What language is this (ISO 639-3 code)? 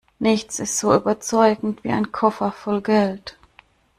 deu